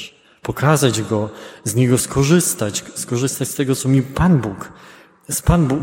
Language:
Polish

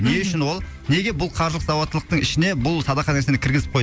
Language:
Kazakh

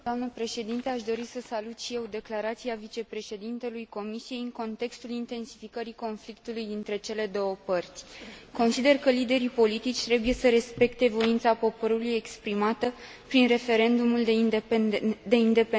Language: Romanian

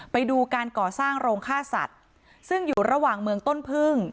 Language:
Thai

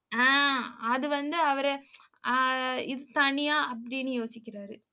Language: Tamil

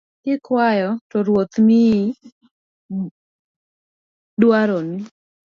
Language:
Luo (Kenya and Tanzania)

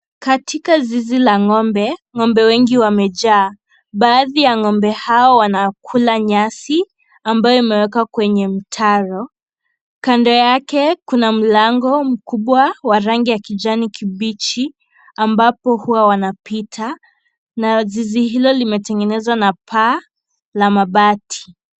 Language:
Swahili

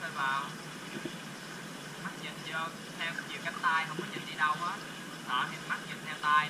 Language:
Vietnamese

